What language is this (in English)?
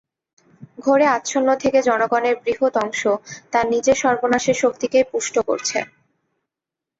Bangla